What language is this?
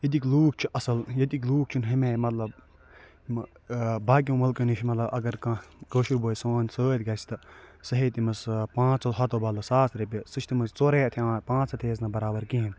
Kashmiri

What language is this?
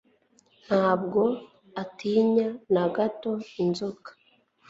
Kinyarwanda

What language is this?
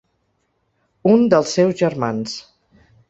Catalan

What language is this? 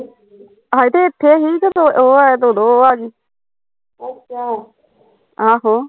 Punjabi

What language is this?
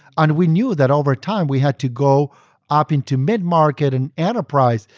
English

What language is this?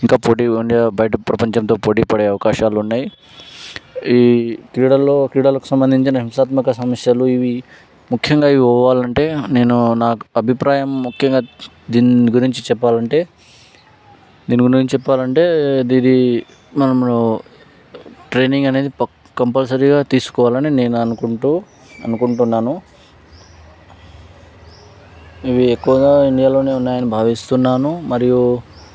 Telugu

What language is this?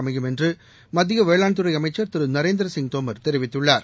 Tamil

